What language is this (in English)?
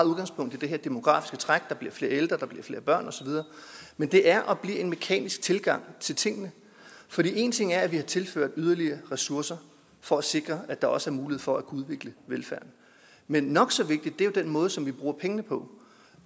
Danish